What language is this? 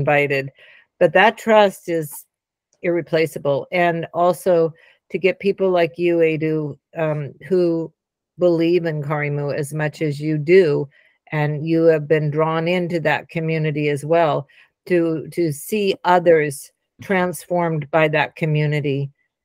English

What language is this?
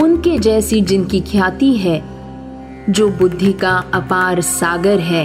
Hindi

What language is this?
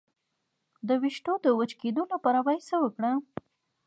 Pashto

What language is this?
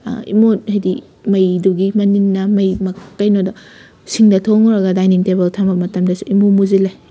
Manipuri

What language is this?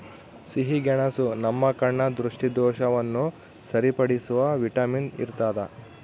Kannada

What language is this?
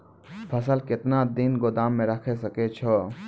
Maithili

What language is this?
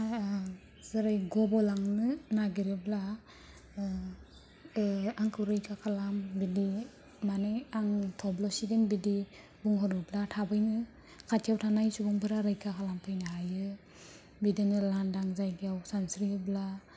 Bodo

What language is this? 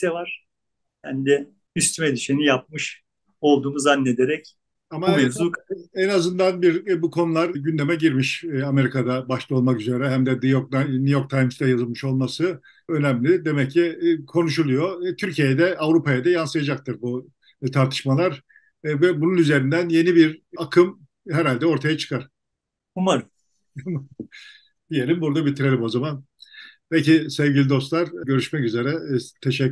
Turkish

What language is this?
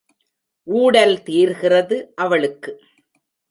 Tamil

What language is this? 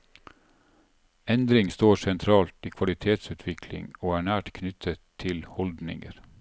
Norwegian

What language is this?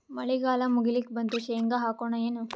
Kannada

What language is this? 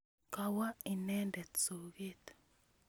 Kalenjin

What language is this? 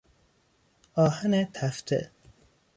Persian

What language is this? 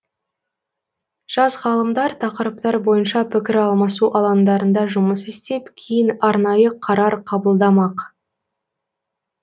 Kazakh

